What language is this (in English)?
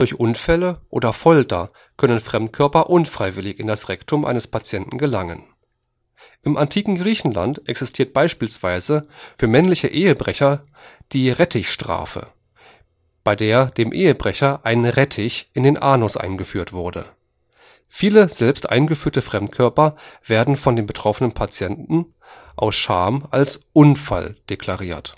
German